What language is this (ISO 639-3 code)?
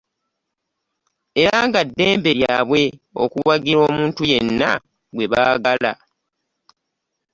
lug